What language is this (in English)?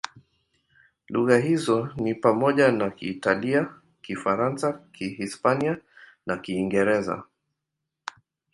Swahili